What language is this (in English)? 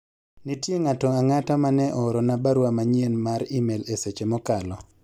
Luo (Kenya and Tanzania)